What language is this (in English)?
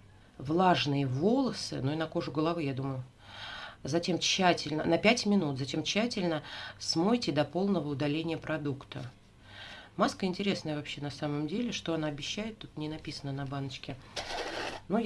Russian